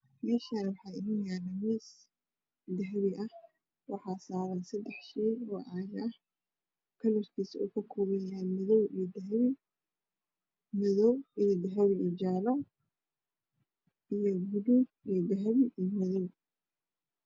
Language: Somali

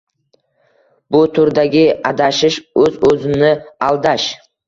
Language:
Uzbek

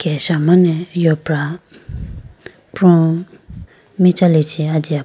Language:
Idu-Mishmi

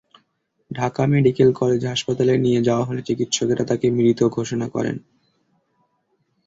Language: Bangla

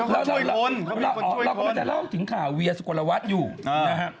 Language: Thai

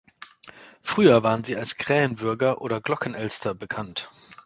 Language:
German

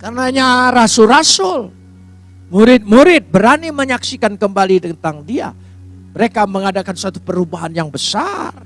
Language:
Indonesian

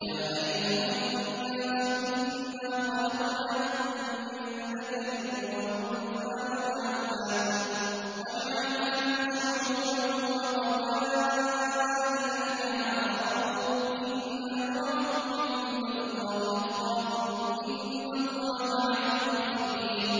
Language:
Arabic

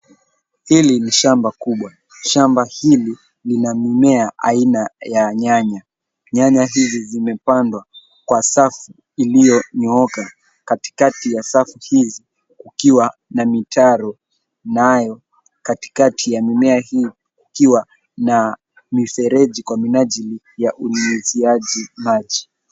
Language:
Swahili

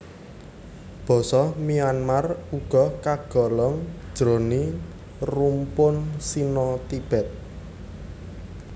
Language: Javanese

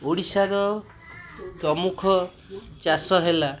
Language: Odia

